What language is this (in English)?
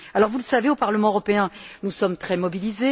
French